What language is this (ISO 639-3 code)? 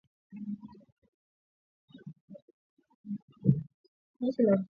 swa